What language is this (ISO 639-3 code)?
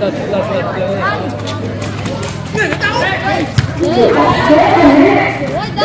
vie